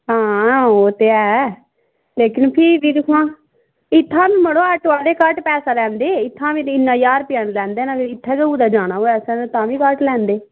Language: Dogri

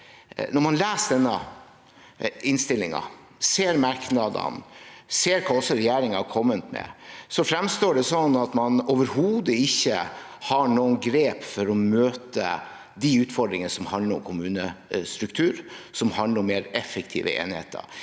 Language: Norwegian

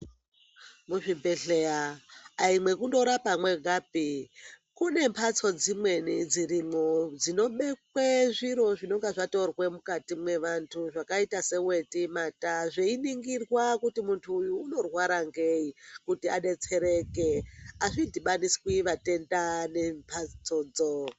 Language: Ndau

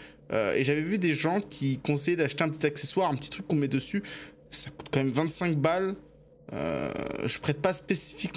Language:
French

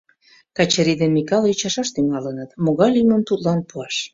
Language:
Mari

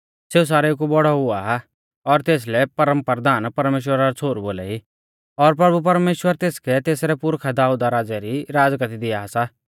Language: Mahasu Pahari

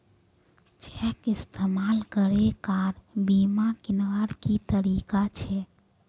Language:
Magahi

